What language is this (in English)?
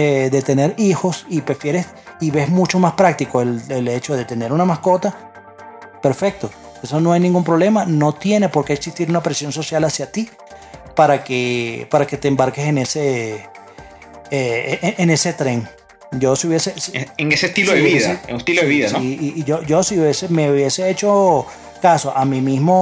Spanish